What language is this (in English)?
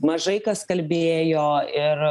Lithuanian